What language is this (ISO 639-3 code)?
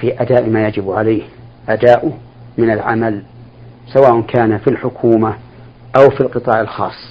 ara